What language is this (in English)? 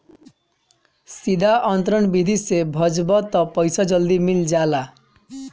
Bhojpuri